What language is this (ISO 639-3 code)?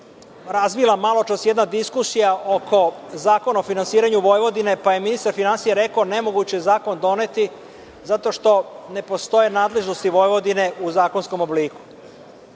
srp